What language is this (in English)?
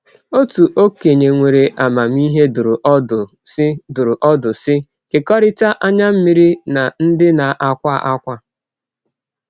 Igbo